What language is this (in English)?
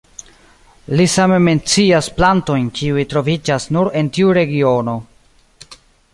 Esperanto